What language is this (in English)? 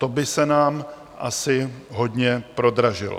Czech